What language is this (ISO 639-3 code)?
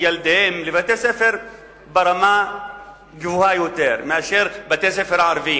heb